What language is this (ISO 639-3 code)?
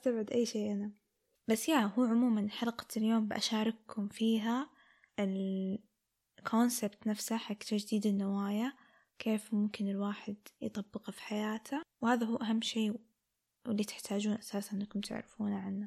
ara